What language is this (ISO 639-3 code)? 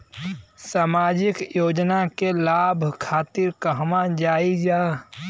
bho